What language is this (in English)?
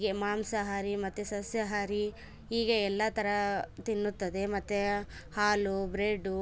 Kannada